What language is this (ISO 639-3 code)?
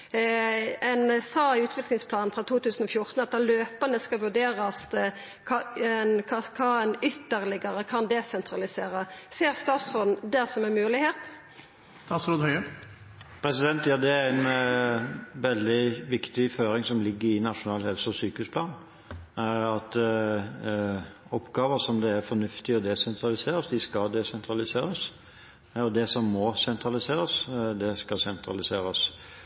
nor